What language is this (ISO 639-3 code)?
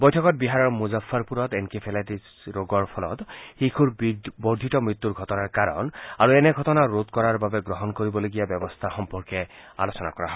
asm